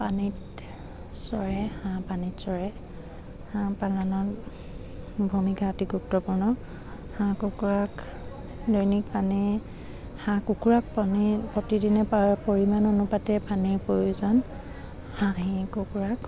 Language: Assamese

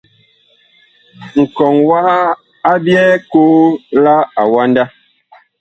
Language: Bakoko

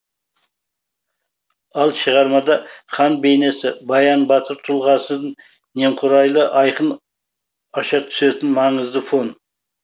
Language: Kazakh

